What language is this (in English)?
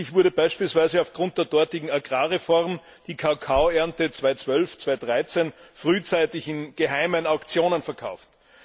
German